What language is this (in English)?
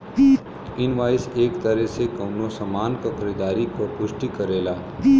Bhojpuri